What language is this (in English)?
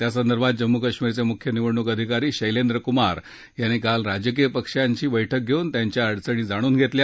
Marathi